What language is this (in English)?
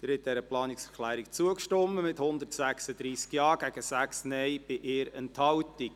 Swiss German